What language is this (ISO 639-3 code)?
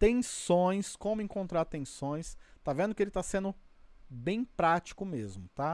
por